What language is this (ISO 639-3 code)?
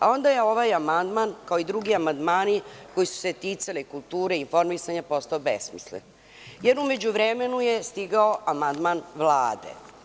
srp